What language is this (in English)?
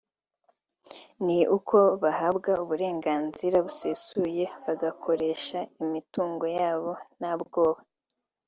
Kinyarwanda